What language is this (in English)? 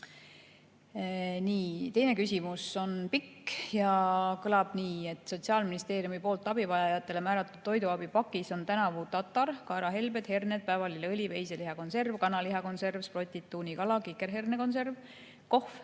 Estonian